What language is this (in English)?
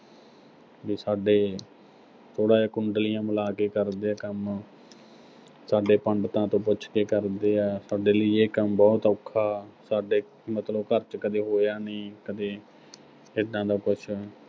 Punjabi